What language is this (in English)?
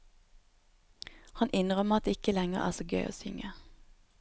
Norwegian